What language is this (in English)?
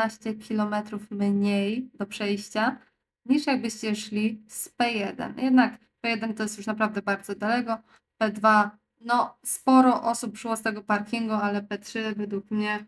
Polish